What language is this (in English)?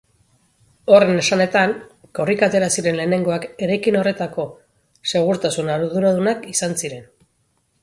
Basque